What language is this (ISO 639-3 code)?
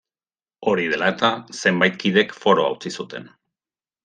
eus